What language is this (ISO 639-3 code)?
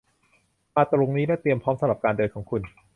tha